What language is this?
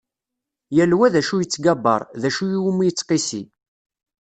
Kabyle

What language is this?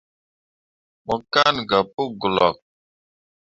Mundang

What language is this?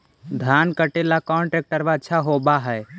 Magahi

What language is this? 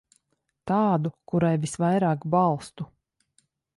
Latvian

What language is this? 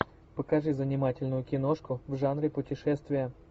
Russian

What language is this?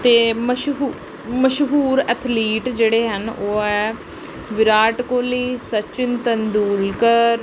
Punjabi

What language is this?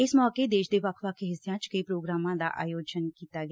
Punjabi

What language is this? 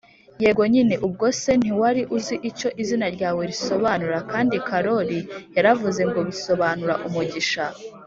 Kinyarwanda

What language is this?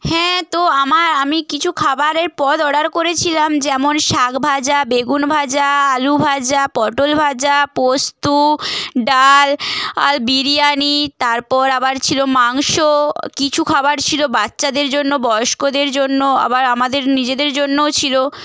Bangla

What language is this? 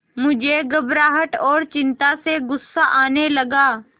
Hindi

